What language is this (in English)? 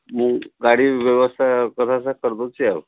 Odia